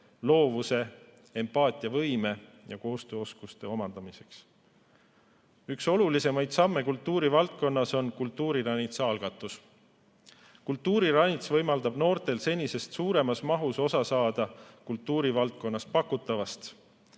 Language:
Estonian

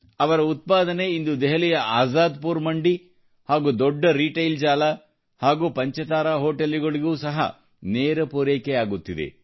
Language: Kannada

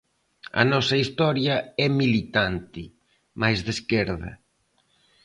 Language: Galician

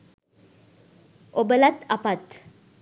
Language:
Sinhala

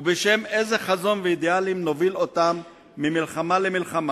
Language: Hebrew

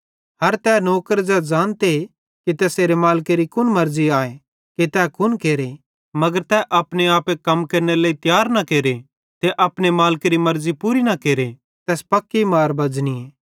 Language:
Bhadrawahi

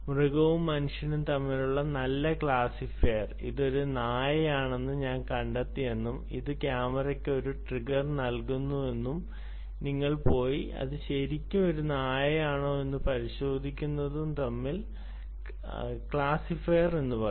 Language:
Malayalam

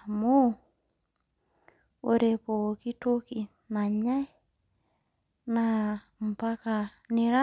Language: Masai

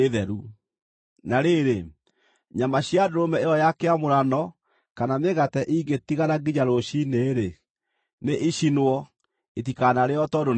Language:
Kikuyu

